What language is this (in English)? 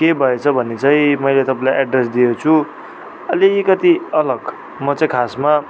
Nepali